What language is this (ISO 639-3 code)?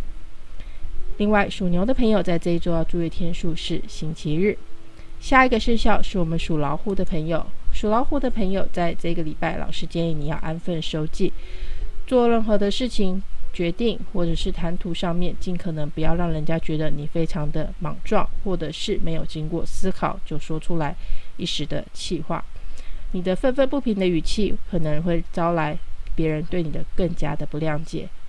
zho